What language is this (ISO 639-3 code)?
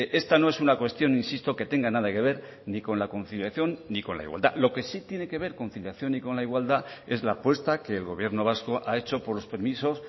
spa